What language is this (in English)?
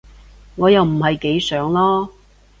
Cantonese